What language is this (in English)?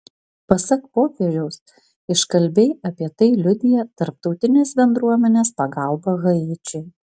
Lithuanian